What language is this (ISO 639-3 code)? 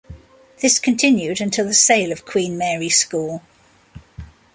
eng